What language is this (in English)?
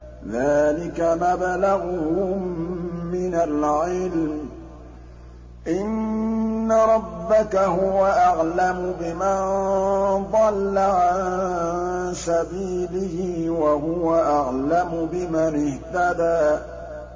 Arabic